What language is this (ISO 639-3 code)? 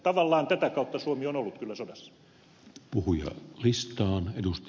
fin